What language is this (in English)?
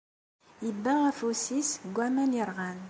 Kabyle